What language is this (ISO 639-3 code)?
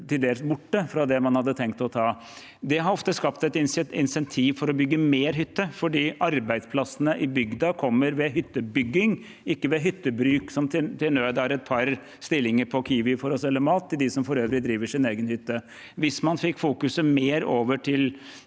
nor